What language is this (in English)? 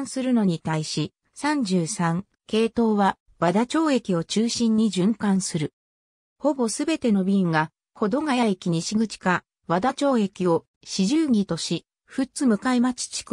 Japanese